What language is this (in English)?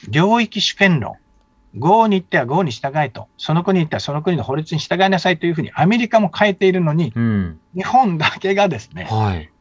Japanese